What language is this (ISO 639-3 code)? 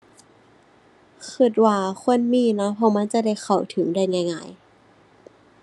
tha